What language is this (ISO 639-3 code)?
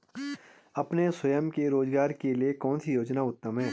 hin